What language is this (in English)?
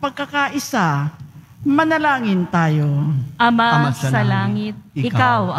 Filipino